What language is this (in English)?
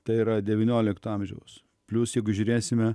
Lithuanian